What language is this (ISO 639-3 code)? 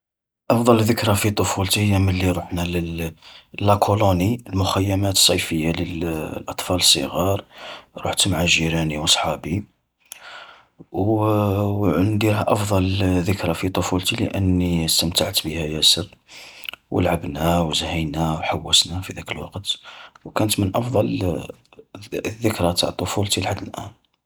arq